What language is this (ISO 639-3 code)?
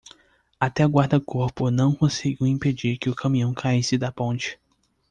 por